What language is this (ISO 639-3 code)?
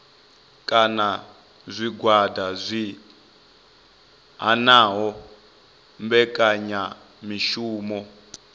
ven